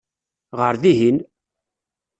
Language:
Kabyle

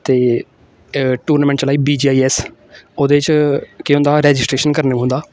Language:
Dogri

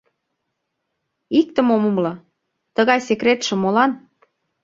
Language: Mari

